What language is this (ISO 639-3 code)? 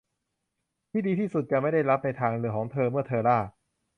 tha